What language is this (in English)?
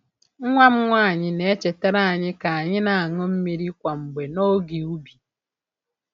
Igbo